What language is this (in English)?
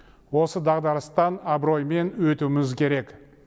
Kazakh